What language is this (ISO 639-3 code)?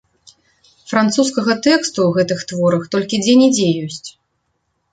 bel